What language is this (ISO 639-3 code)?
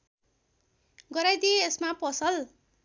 nep